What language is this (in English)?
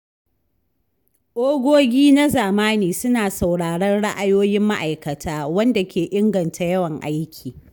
Hausa